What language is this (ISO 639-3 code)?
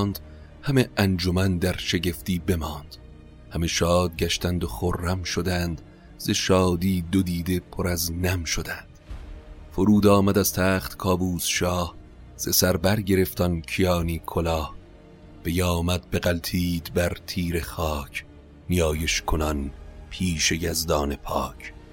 fas